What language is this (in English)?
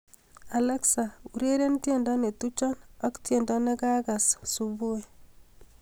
Kalenjin